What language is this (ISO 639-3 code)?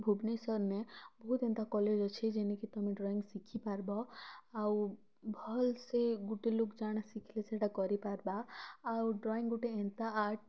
ori